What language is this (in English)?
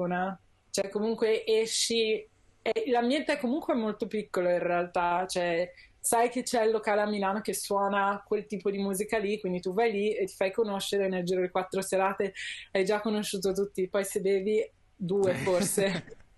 Italian